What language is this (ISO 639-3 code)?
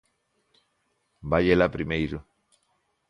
glg